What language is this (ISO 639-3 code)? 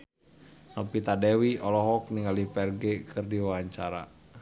sun